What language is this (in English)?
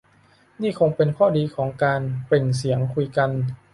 Thai